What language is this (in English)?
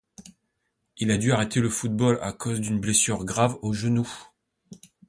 French